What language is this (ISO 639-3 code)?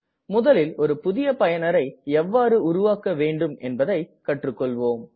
tam